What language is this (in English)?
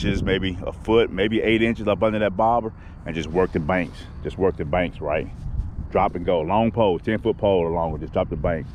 English